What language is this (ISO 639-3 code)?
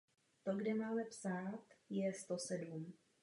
ces